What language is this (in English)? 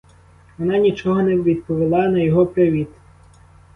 Ukrainian